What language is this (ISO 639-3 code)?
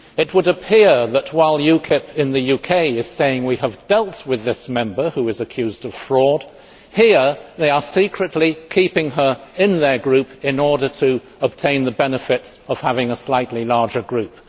eng